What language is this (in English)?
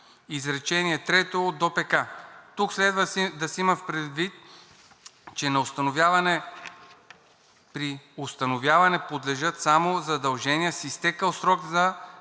Bulgarian